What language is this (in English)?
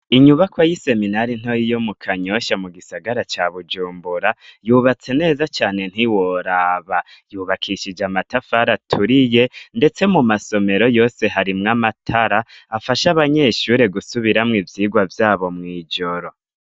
Rundi